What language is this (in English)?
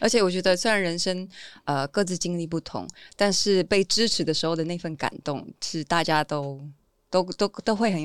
Chinese